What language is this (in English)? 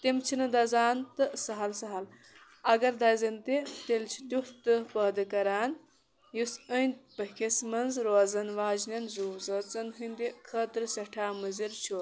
Kashmiri